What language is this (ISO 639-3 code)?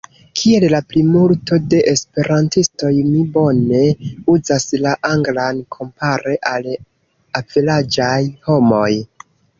epo